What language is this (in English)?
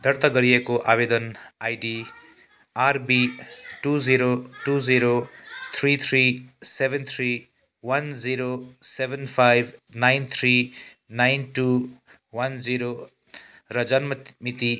Nepali